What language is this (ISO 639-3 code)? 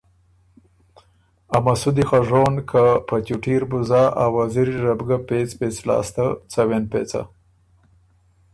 oru